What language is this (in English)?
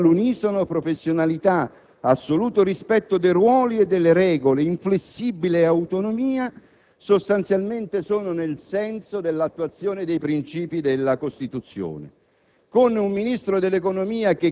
Italian